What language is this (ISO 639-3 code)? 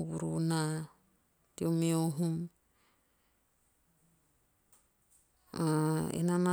tio